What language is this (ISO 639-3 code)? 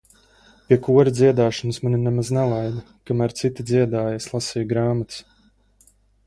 lav